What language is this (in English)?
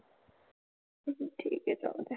Marathi